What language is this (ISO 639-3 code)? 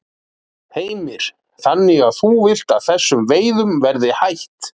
isl